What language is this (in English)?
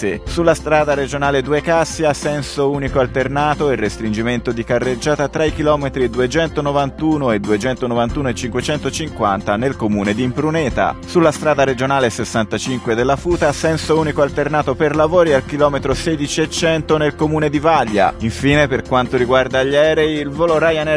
Italian